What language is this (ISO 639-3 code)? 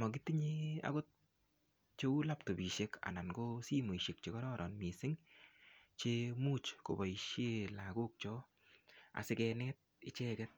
kln